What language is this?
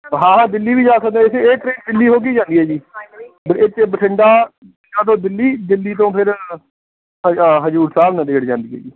Punjabi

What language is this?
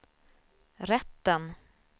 Swedish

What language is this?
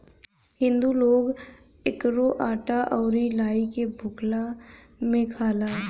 Bhojpuri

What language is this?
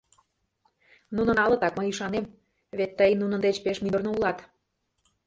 Mari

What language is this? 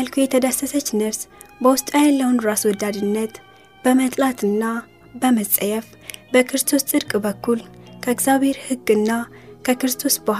Amharic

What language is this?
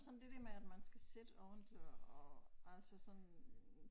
Danish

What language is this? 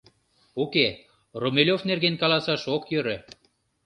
Mari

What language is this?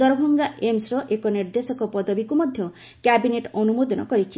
Odia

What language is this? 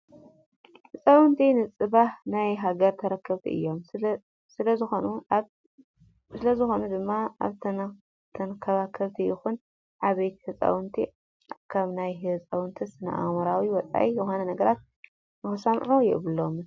Tigrinya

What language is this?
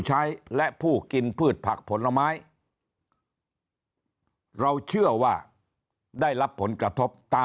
Thai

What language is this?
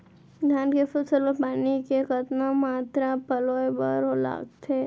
Chhattisgarhi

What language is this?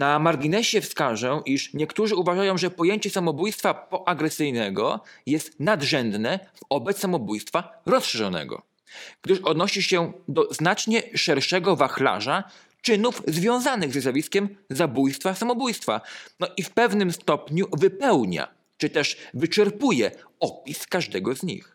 Polish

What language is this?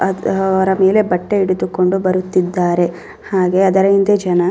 Kannada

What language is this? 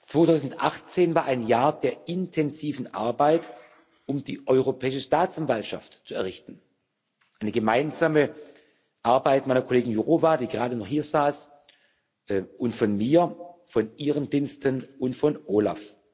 German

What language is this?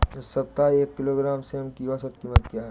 Hindi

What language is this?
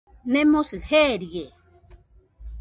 Nüpode Huitoto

